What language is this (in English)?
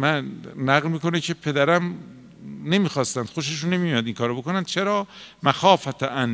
Persian